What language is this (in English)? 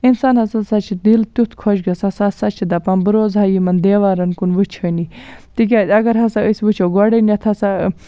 Kashmiri